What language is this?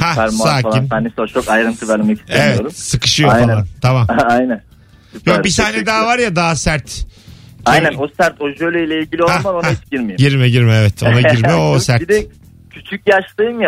Turkish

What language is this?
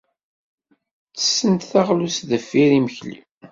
Kabyle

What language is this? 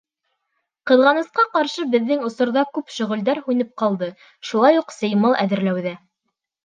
Bashkir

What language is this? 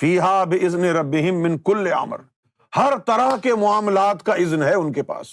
Urdu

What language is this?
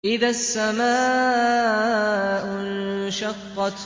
Arabic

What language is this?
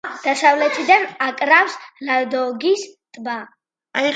Georgian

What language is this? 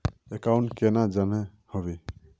Magahi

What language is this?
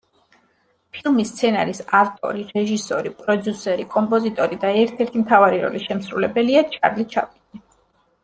Georgian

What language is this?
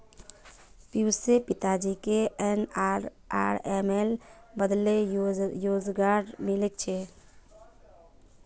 Magahi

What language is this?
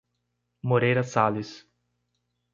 Portuguese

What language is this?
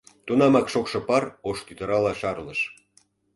Mari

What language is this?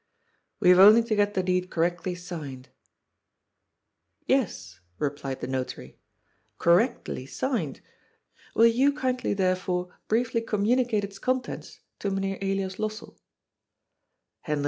English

